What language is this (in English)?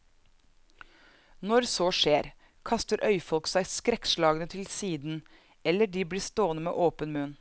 Norwegian